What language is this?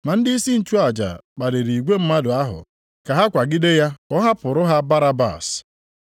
Igbo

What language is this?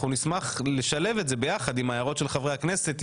Hebrew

